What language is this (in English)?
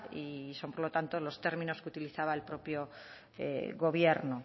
Spanish